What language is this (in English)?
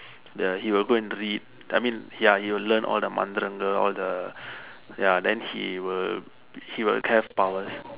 English